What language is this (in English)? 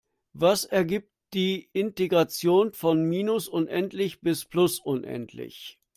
German